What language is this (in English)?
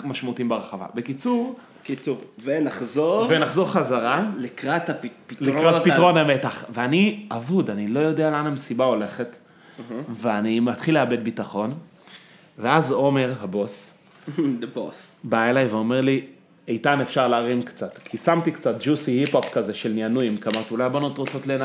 Hebrew